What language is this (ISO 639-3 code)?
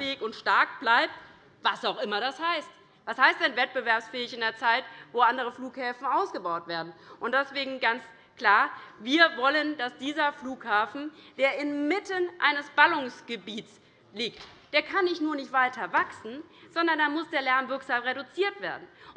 deu